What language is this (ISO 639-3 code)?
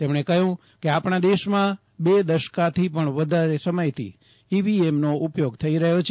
guj